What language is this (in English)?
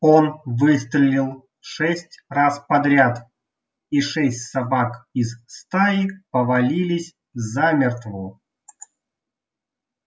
Russian